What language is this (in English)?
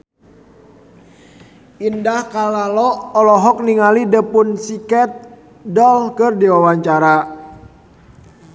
Sundanese